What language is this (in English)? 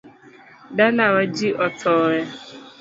Luo (Kenya and Tanzania)